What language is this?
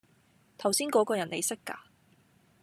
Cantonese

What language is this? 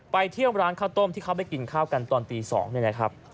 Thai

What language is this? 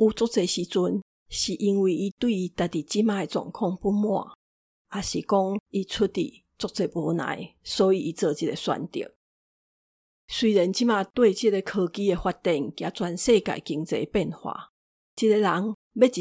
Chinese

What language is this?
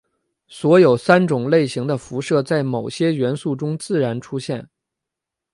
Chinese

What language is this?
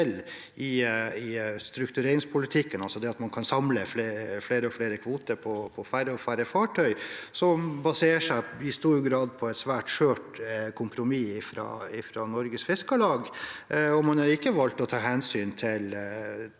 Norwegian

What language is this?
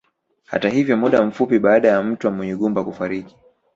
Swahili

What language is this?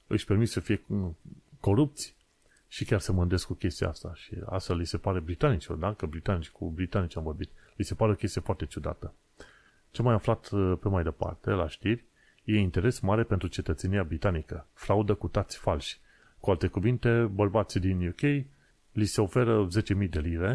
Romanian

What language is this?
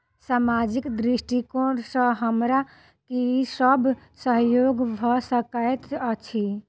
Maithili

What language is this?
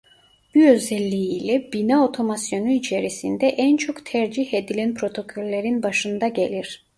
Turkish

